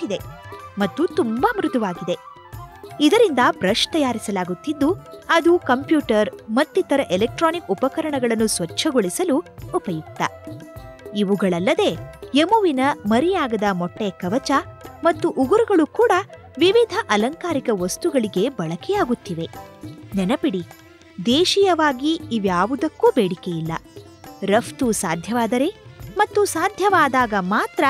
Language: Kannada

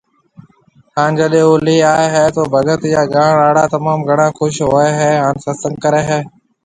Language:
Marwari (Pakistan)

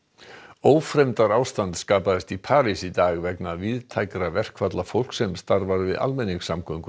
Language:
Icelandic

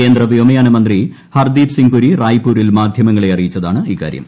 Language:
Malayalam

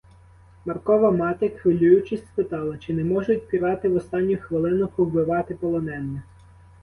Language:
Ukrainian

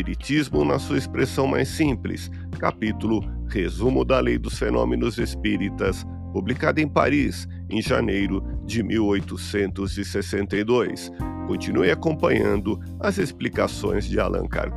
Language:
Portuguese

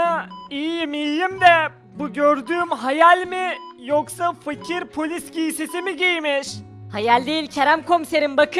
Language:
Turkish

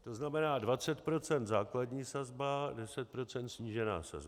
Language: Czech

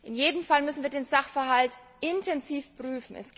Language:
German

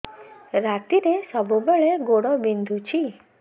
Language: Odia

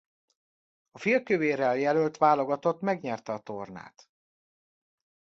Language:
Hungarian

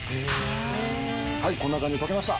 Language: Japanese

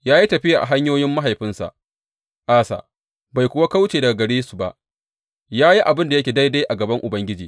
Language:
Hausa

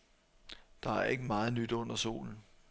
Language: Danish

